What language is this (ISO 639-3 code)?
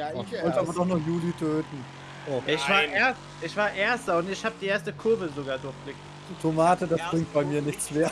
deu